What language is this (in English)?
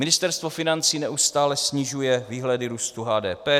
Czech